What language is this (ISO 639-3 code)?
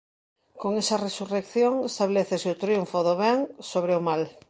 glg